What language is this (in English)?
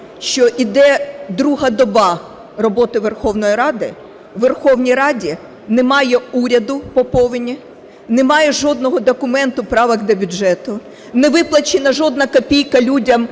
Ukrainian